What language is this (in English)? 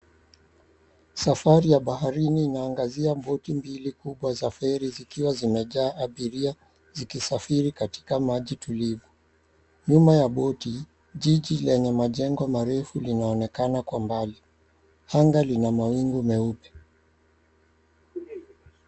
Swahili